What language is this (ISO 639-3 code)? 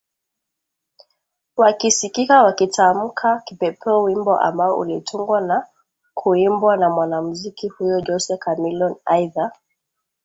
swa